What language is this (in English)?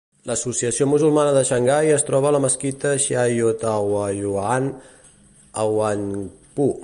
Catalan